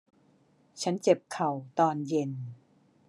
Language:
Thai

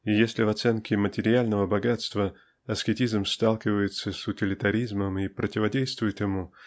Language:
Russian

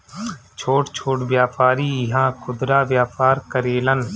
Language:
Bhojpuri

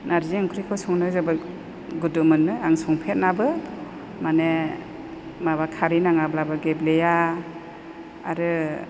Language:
Bodo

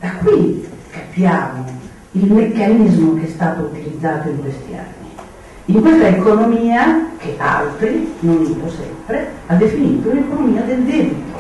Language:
Italian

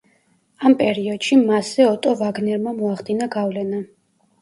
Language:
Georgian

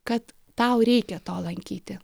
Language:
Lithuanian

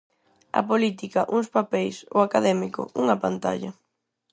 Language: Galician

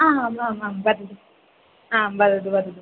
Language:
Sanskrit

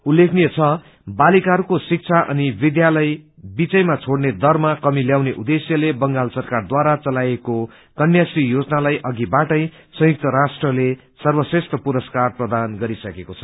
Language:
Nepali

